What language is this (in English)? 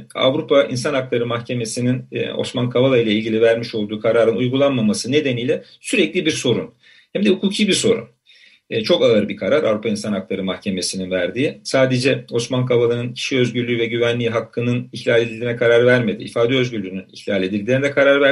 Turkish